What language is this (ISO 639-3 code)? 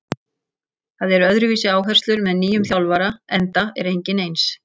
isl